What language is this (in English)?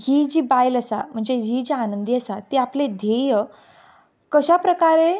Konkani